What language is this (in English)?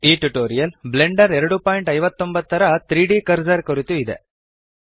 Kannada